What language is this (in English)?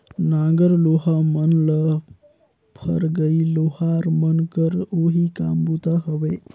Chhattisgarhi